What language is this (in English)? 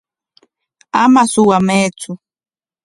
Corongo Ancash Quechua